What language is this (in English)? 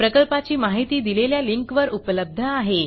Marathi